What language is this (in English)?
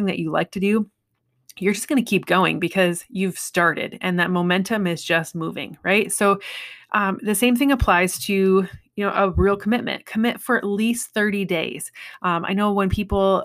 English